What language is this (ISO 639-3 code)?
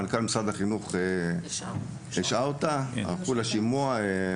heb